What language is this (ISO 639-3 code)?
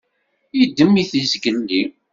kab